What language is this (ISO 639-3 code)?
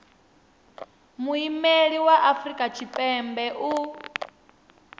ven